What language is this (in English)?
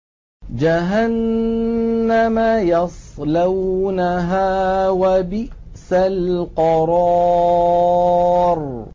Arabic